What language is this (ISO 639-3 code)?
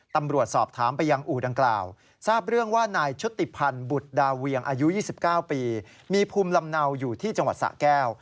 tha